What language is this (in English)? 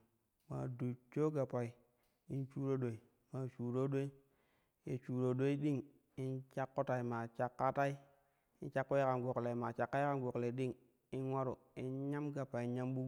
Kushi